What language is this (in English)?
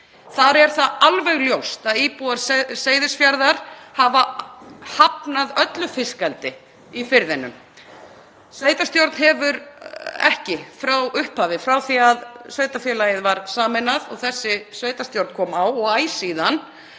Icelandic